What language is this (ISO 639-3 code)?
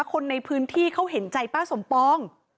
tha